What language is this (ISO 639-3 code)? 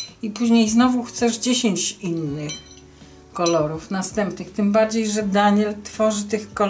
pol